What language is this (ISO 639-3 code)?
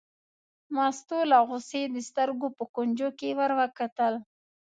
pus